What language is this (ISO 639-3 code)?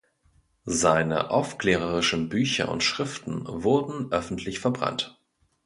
deu